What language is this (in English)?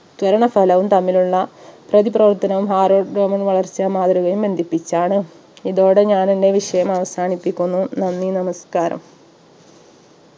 Malayalam